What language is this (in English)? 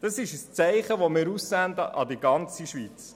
Swiss German